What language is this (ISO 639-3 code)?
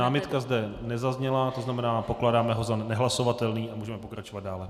ces